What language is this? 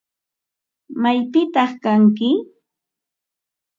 Ambo-Pasco Quechua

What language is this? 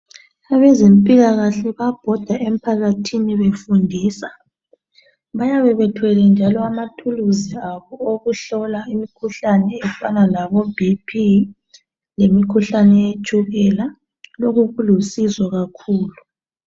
North Ndebele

